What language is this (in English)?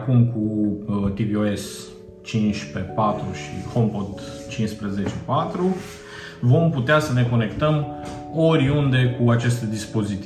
Romanian